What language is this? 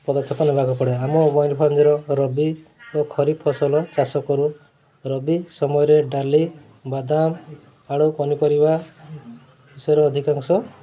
Odia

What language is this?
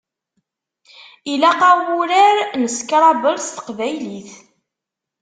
Kabyle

